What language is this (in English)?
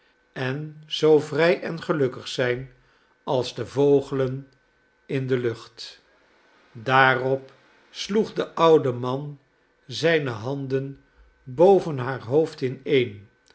Dutch